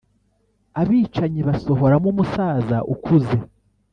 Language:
Kinyarwanda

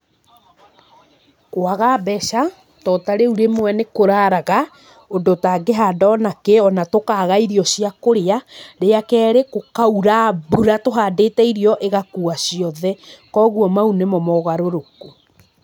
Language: Kikuyu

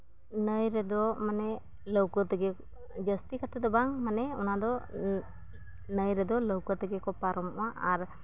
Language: Santali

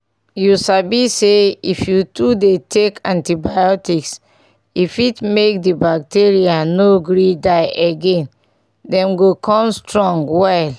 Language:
Nigerian Pidgin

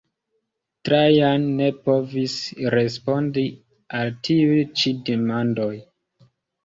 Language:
Esperanto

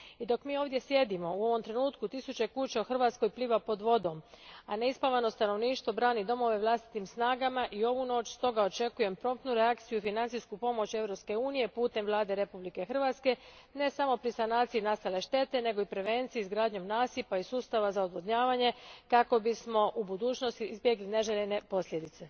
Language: Croatian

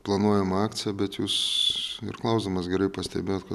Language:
Lithuanian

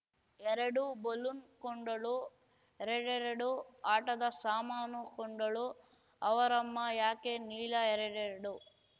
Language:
Kannada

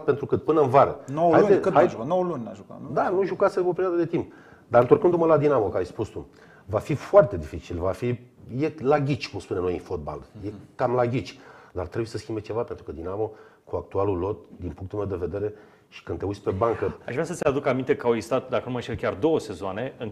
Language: Romanian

